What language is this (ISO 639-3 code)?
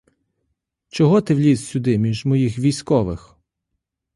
ukr